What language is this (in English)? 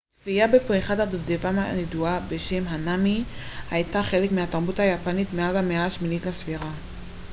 Hebrew